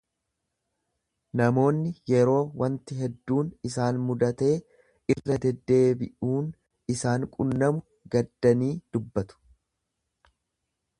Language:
Oromo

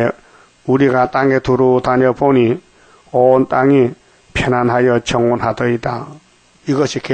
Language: Korean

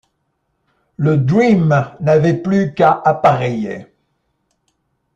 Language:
French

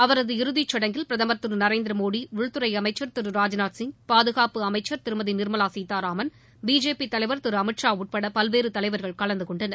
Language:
Tamil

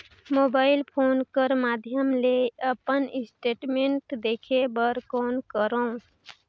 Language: Chhattisgarhi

